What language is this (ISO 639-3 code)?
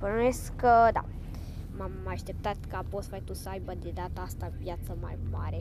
ron